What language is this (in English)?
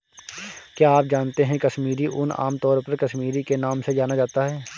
Hindi